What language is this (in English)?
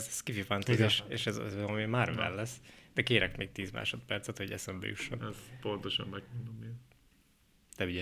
Hungarian